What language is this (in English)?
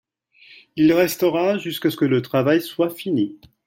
French